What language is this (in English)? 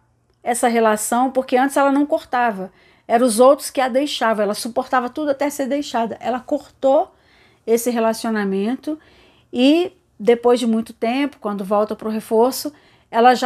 Portuguese